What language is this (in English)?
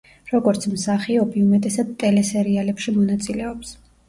Georgian